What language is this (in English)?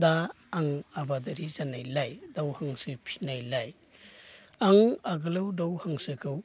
Bodo